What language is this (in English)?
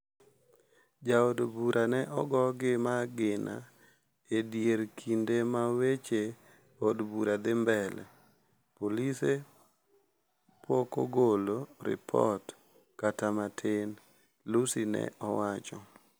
Luo (Kenya and Tanzania)